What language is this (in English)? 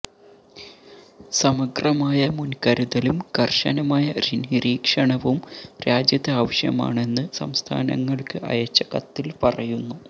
Malayalam